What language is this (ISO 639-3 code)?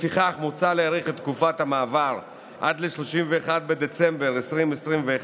heb